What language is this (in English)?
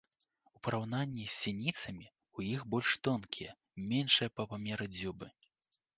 Belarusian